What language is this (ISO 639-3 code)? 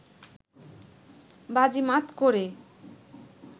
ben